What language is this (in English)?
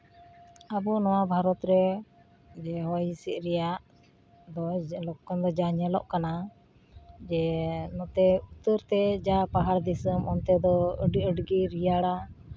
Santali